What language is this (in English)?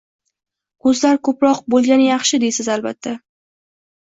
Uzbek